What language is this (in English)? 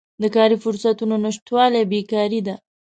Pashto